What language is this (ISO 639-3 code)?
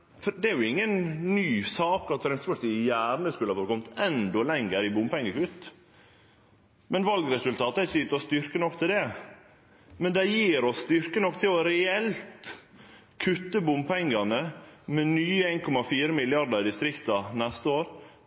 nno